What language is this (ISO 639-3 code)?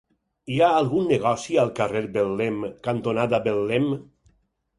cat